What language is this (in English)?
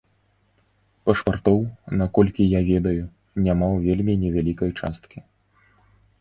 Belarusian